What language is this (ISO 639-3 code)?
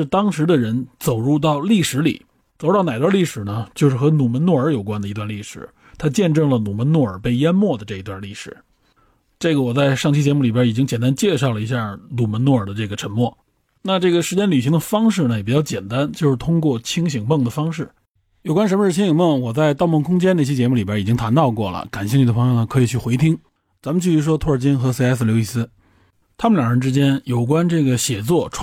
zho